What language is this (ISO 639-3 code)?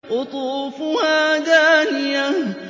ara